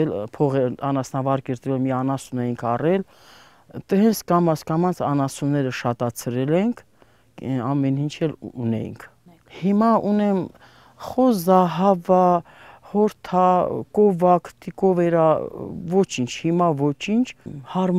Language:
Romanian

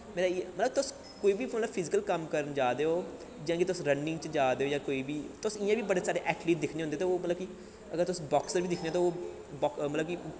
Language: Dogri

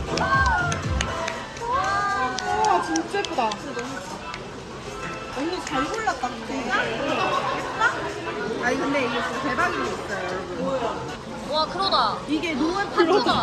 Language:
Korean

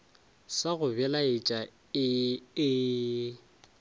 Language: Northern Sotho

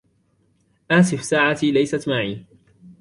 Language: Arabic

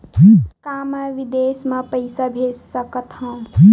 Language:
Chhattisgarhi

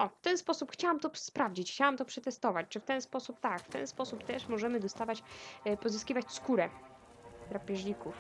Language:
Polish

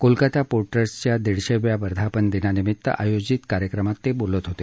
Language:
Marathi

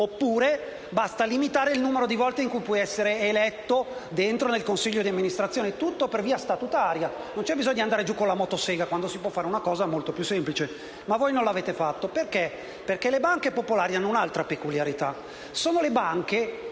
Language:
Italian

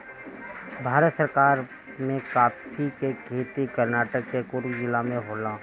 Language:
Bhojpuri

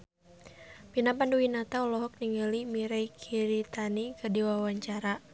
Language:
Sundanese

